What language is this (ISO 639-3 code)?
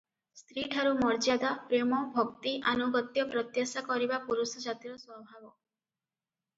ori